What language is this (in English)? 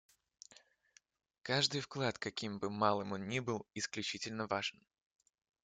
Russian